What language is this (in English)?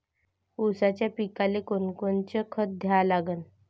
Marathi